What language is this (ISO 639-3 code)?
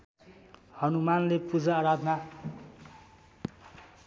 nep